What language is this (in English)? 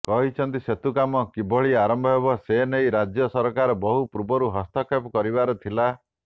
Odia